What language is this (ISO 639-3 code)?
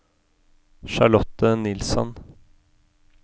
nor